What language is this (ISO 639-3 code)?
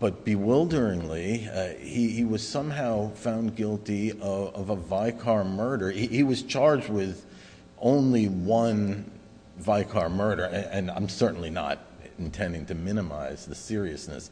eng